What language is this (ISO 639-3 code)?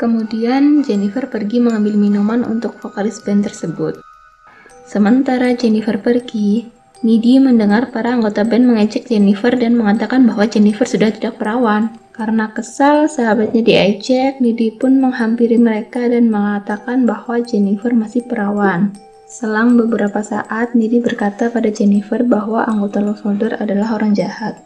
ind